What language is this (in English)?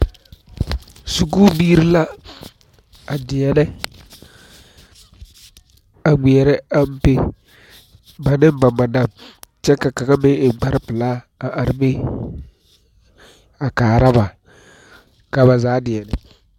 Southern Dagaare